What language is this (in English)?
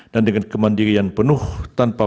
Indonesian